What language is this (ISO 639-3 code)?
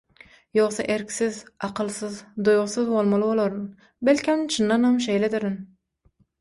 tuk